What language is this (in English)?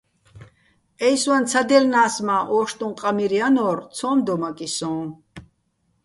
Bats